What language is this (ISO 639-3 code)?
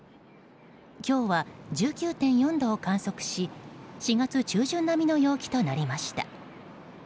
jpn